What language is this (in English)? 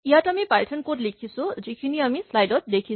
Assamese